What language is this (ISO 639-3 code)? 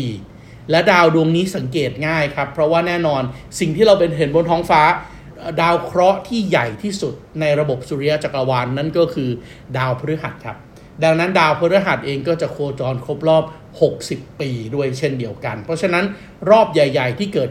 tha